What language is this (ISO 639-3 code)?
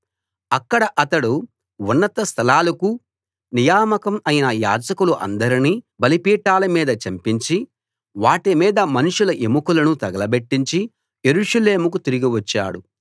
tel